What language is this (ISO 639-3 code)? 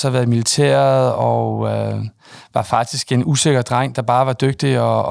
dan